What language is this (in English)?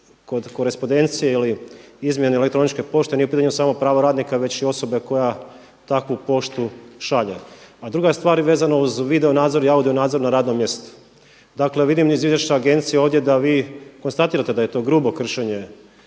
Croatian